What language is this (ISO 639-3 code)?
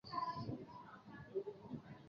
zho